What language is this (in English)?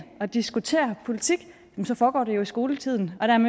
Danish